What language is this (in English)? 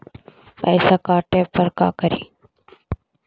Magahi